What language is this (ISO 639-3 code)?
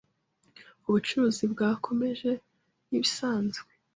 kin